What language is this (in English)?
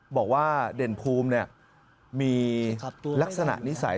Thai